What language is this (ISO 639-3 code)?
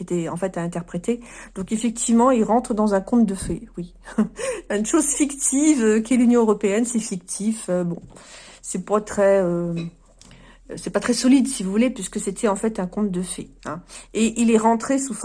fra